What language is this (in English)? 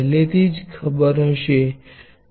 Gujarati